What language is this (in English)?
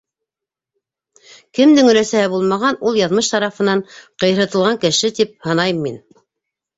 Bashkir